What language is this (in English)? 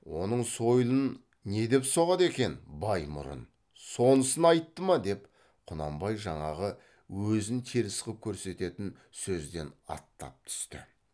Kazakh